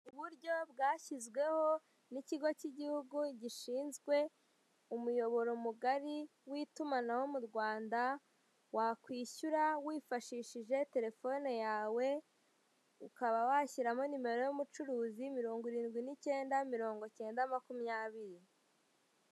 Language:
Kinyarwanda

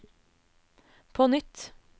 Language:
Norwegian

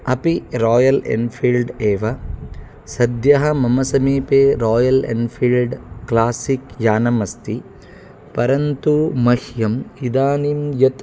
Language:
Sanskrit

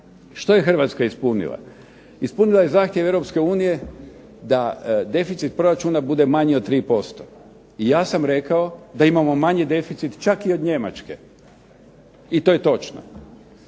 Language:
Croatian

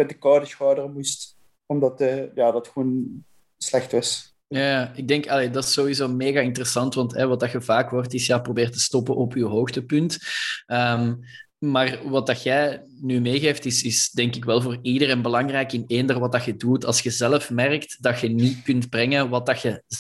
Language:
Dutch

